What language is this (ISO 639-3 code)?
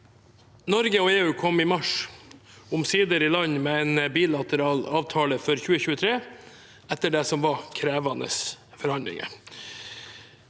nor